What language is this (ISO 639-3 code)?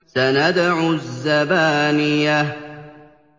ara